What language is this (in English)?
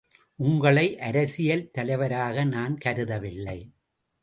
Tamil